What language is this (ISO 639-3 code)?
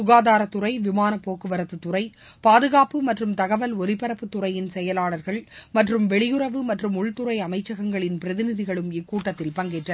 tam